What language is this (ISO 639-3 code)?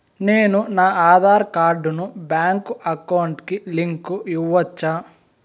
tel